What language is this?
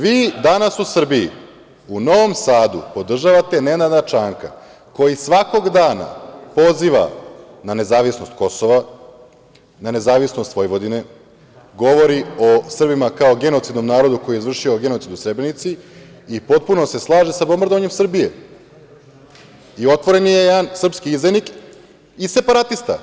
Serbian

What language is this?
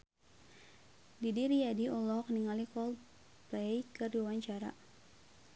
Sundanese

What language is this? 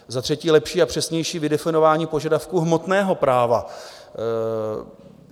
Czech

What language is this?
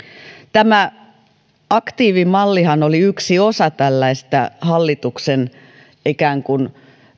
Finnish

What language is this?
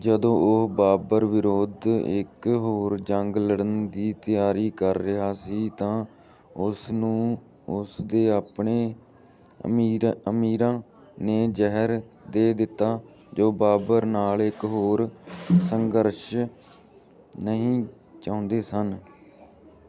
Punjabi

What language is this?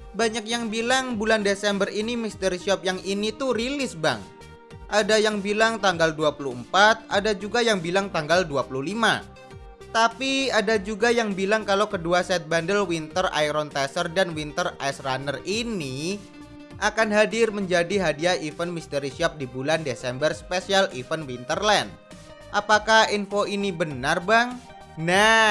Indonesian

